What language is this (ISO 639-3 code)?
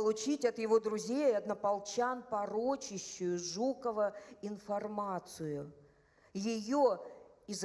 rus